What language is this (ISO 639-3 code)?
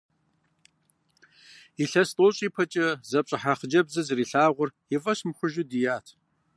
kbd